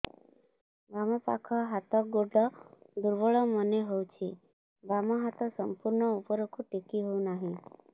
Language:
Odia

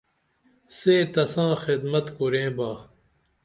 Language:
Dameli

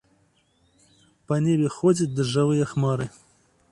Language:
Belarusian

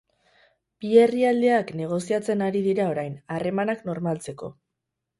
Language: Basque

